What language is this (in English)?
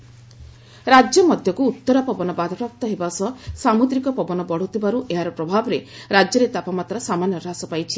Odia